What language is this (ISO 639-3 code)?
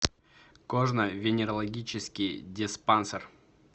rus